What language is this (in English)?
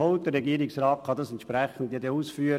Swiss German